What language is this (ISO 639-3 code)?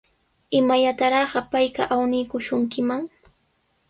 qws